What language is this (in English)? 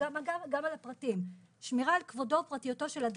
Hebrew